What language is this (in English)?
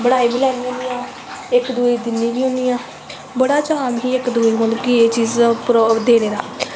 Dogri